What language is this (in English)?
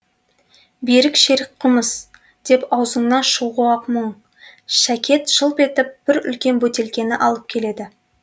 Kazakh